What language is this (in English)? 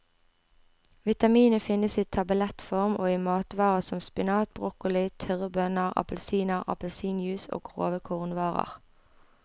Norwegian